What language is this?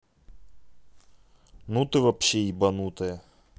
Russian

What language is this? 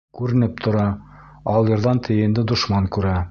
Bashkir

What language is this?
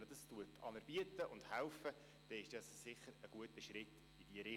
Swiss German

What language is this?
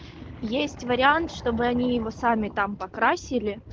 Russian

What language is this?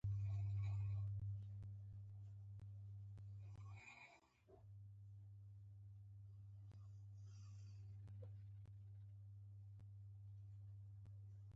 Pashto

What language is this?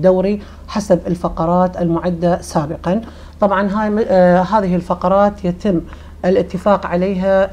Arabic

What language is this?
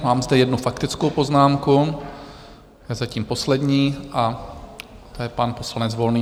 Czech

